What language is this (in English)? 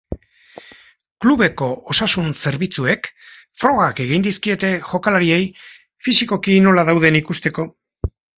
Basque